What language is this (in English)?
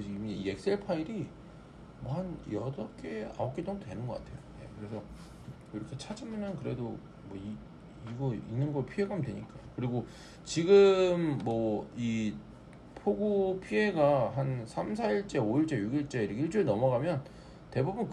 Korean